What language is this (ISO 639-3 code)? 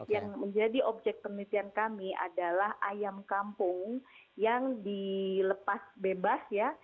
ind